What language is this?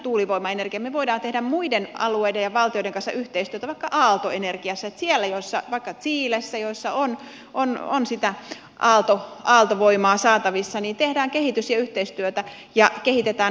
Finnish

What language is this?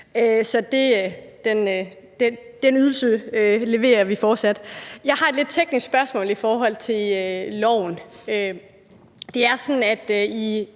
Danish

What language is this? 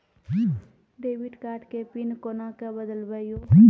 Maithili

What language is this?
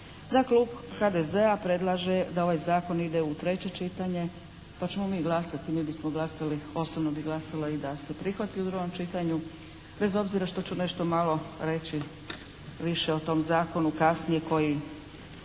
Croatian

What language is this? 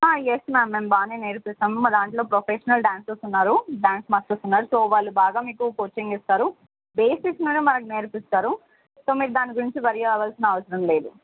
Telugu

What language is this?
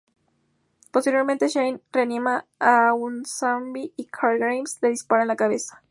Spanish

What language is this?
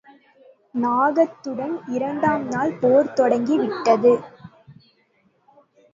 Tamil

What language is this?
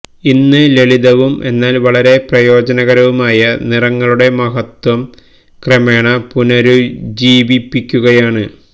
Malayalam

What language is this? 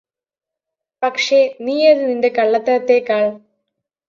Malayalam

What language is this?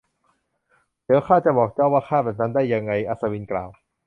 Thai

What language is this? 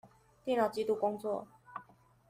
Chinese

